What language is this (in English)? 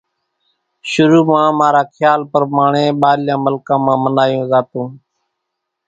Kachi Koli